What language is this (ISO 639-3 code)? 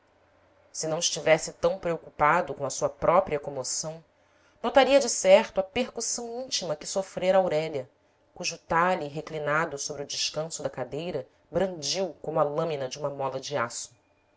por